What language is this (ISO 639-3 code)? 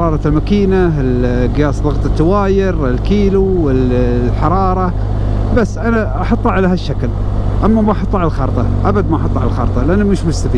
ara